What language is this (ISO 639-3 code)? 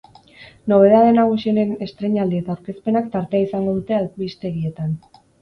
eus